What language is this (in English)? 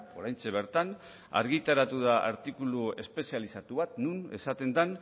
Basque